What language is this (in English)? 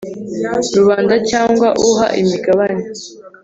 Kinyarwanda